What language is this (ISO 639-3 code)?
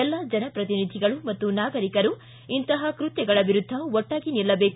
kan